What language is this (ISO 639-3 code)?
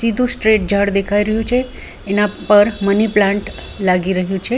guj